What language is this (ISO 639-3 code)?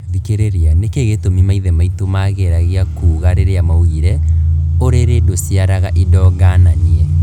kik